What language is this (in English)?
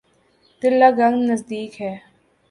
Urdu